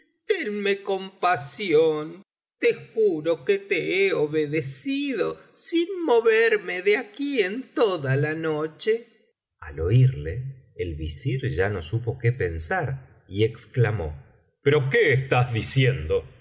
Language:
Spanish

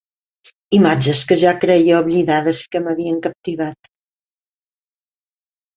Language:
Catalan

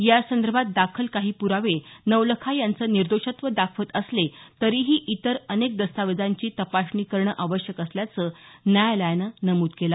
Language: Marathi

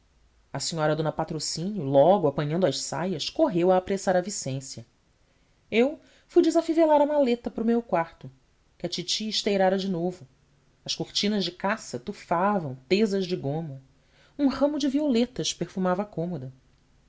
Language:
Portuguese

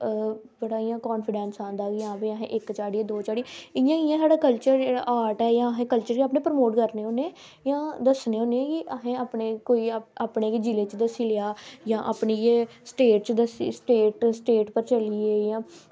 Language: Dogri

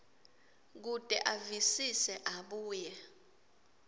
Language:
Swati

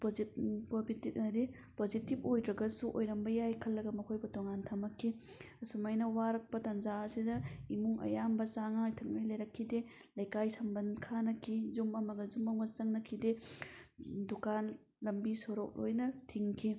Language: Manipuri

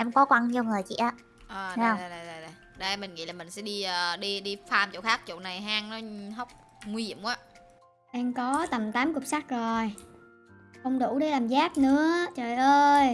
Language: Vietnamese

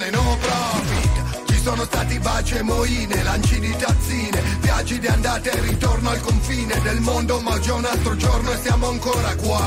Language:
Italian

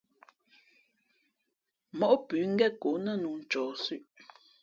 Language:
Fe'fe'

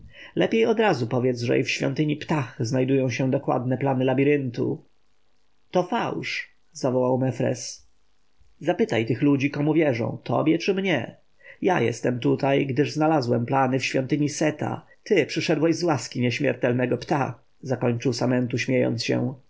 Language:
Polish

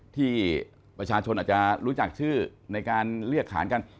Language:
Thai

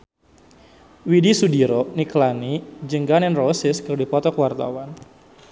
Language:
Sundanese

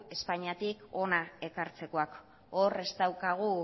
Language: Basque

